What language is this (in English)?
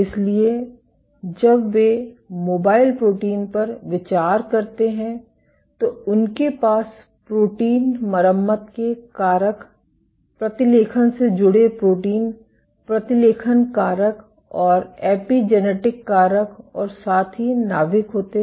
Hindi